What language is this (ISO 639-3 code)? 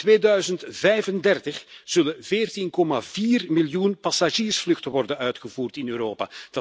nld